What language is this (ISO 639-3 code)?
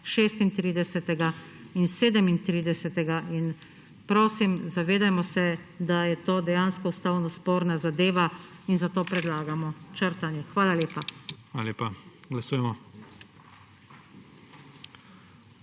slv